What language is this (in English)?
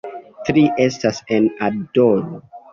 Esperanto